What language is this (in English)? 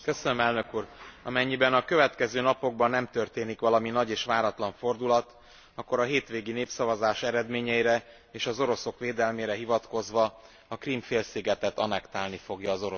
Hungarian